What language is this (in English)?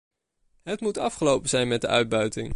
Dutch